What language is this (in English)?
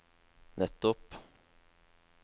Norwegian